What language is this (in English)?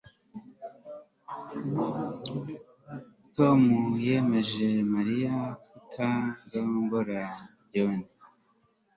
Kinyarwanda